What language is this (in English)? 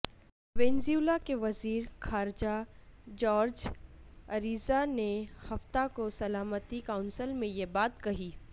Urdu